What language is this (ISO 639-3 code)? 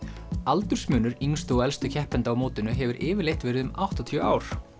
isl